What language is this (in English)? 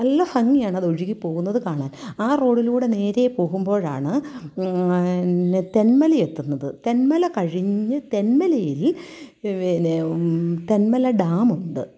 Malayalam